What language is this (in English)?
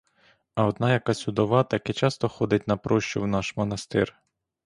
Ukrainian